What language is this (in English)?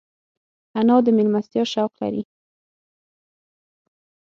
Pashto